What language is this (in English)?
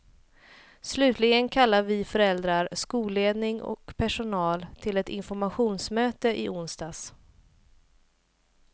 Swedish